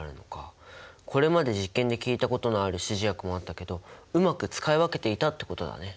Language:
Japanese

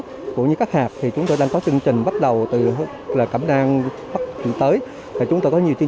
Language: Vietnamese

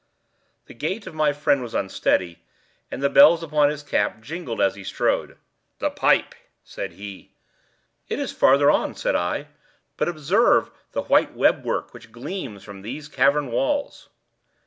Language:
English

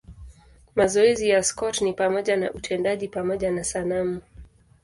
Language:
Swahili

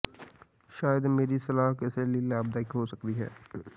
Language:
Punjabi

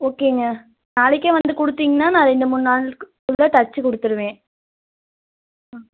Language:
Tamil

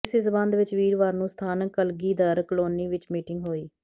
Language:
Punjabi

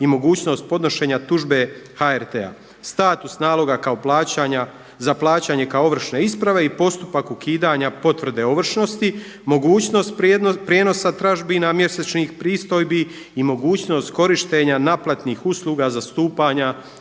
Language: Croatian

